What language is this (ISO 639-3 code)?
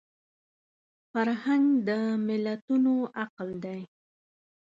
pus